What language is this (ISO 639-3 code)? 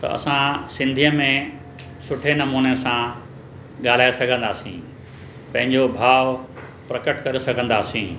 snd